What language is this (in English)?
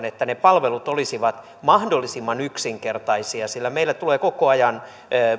Finnish